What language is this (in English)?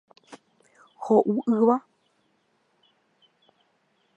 Guarani